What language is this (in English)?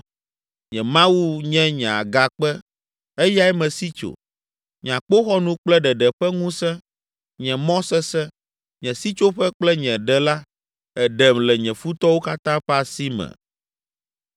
Ewe